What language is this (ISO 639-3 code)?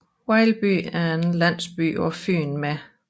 dan